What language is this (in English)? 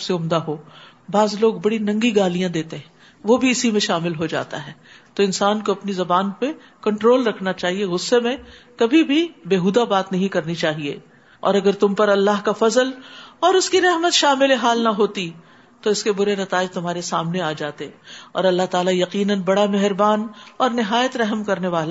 Urdu